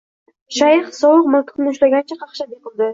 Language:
Uzbek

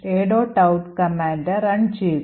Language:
Malayalam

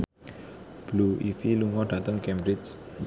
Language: Javanese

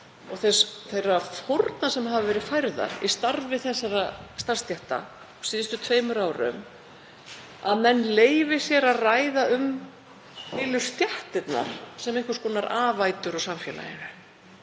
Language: Icelandic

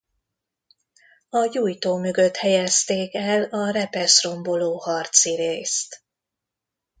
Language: Hungarian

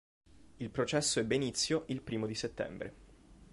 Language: Italian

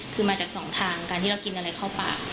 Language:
Thai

